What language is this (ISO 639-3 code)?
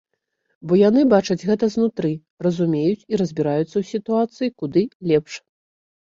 bel